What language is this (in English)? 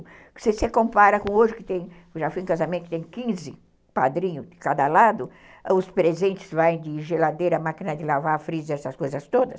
Portuguese